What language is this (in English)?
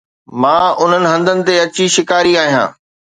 Sindhi